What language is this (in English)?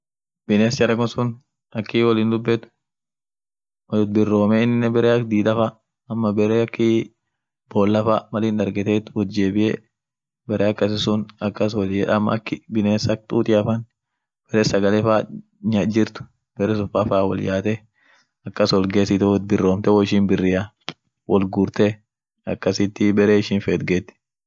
Orma